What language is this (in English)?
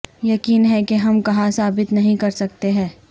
Urdu